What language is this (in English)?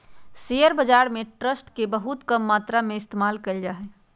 Magahi